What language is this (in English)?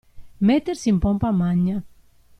Italian